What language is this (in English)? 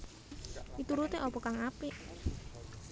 Javanese